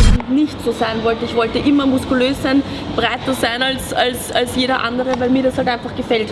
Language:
German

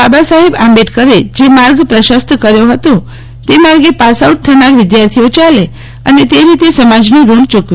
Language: Gujarati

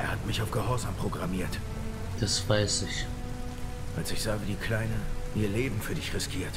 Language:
German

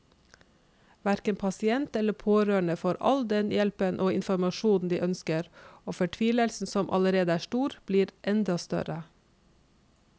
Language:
Norwegian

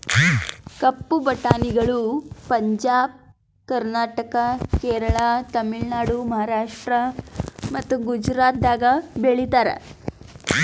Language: Kannada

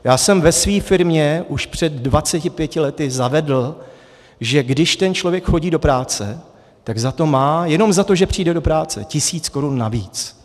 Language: Czech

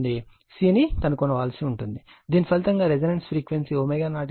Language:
Telugu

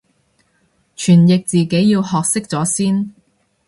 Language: Cantonese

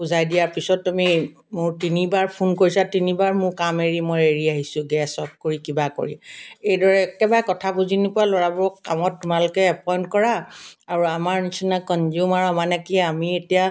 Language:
Assamese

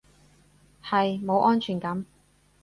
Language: Cantonese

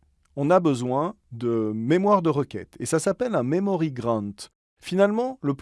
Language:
French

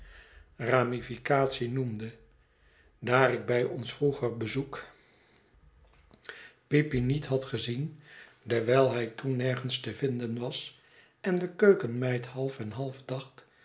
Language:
Dutch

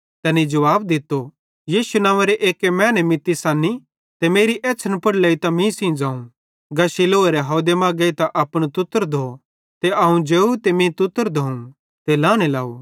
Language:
Bhadrawahi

